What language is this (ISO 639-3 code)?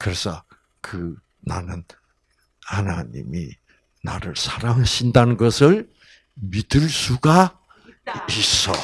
kor